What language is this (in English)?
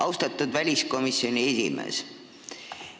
Estonian